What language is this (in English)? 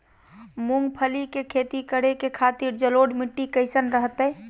Magahi